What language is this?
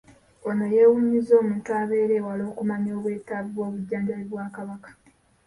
Ganda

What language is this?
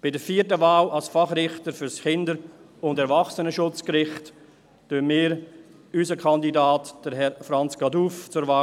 Swiss German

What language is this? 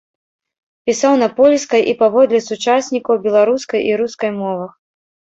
Belarusian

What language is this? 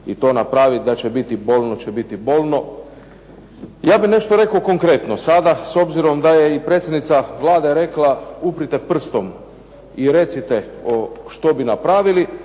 Croatian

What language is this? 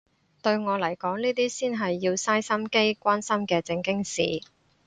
Cantonese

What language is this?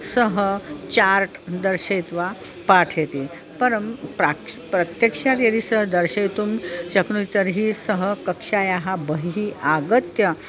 Sanskrit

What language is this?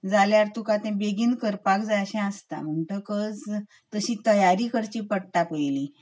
Konkani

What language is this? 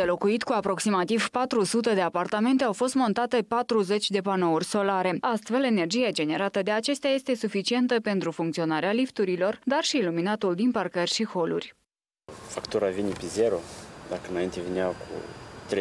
Romanian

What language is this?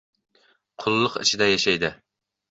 Uzbek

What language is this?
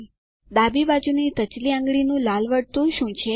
Gujarati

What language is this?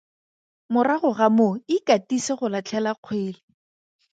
Tswana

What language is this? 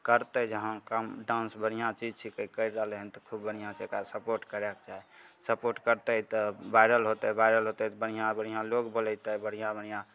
Maithili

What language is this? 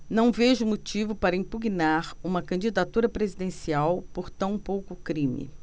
Portuguese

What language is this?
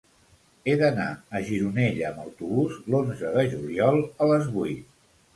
Catalan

